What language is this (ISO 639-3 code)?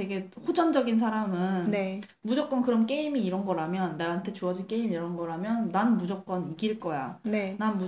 kor